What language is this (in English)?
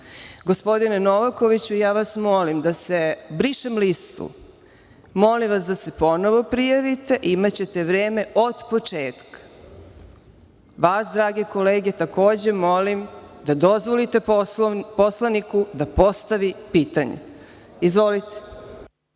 Serbian